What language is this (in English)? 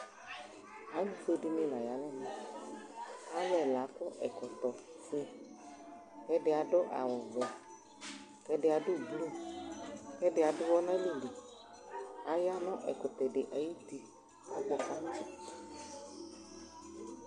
Ikposo